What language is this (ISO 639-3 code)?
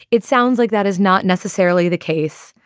eng